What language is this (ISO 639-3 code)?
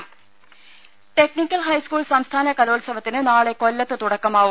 mal